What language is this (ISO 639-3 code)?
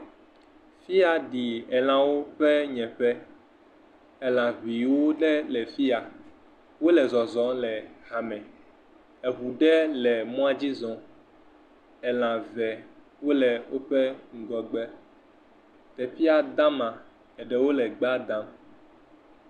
ewe